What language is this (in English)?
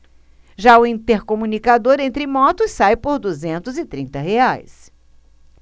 Portuguese